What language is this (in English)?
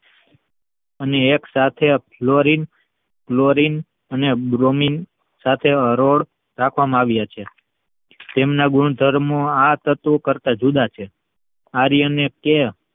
Gujarati